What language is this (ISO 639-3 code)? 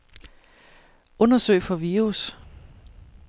dan